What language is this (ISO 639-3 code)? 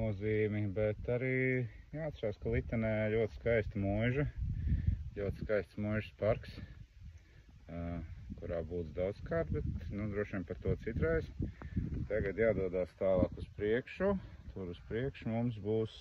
lav